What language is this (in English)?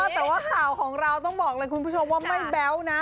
Thai